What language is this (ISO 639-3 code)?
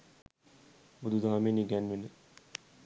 sin